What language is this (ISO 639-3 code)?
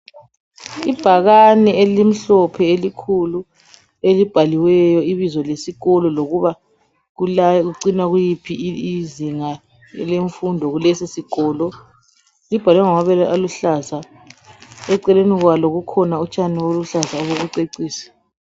nde